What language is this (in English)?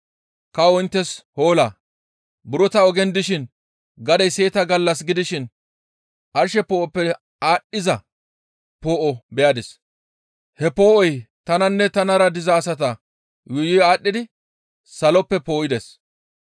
Gamo